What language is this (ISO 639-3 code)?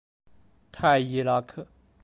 zho